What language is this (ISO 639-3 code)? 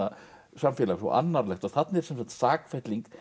isl